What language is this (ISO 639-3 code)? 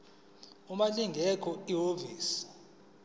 zul